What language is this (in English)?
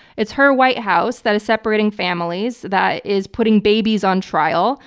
English